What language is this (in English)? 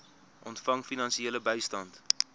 Afrikaans